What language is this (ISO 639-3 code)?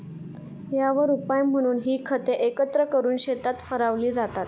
mar